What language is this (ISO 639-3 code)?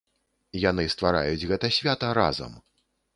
bel